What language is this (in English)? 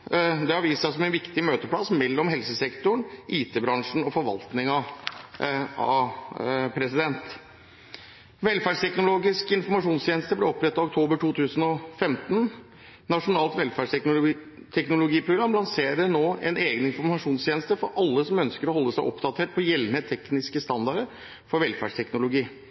Norwegian Bokmål